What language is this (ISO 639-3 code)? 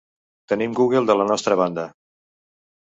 cat